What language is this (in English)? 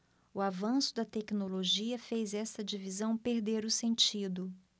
Portuguese